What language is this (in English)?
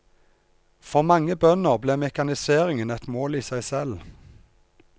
Norwegian